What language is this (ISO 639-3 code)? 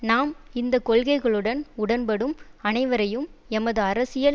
tam